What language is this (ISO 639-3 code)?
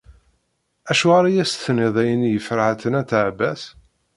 kab